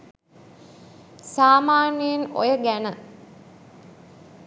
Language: Sinhala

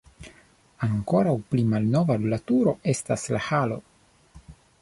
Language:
Esperanto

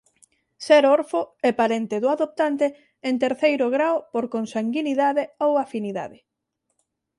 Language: Galician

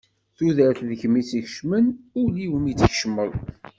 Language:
Kabyle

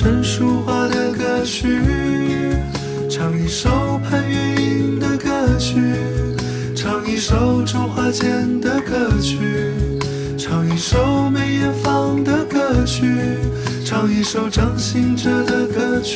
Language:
Chinese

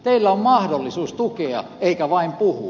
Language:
Finnish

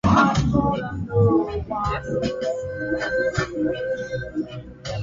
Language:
Swahili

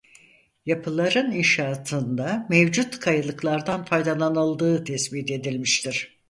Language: Turkish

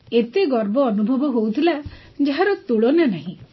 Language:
Odia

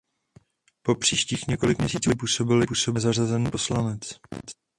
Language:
Czech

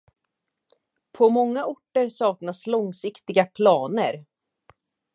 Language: Swedish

